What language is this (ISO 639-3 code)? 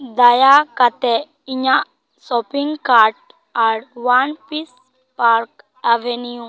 sat